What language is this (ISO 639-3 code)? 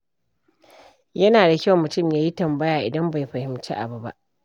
hau